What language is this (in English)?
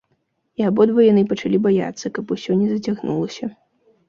Belarusian